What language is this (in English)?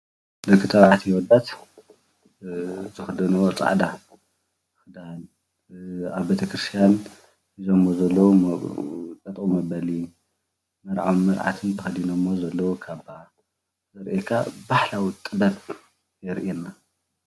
Tigrinya